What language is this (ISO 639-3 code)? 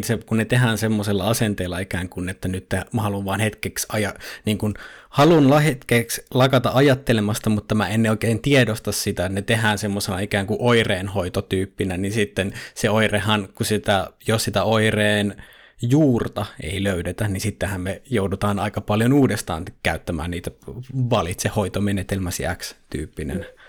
fin